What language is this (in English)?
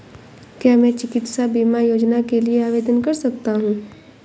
Hindi